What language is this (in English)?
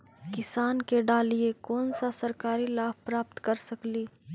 Magahi